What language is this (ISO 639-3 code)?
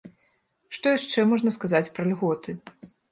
bel